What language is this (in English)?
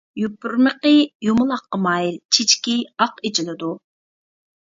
Uyghur